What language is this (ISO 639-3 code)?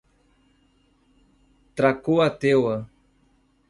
por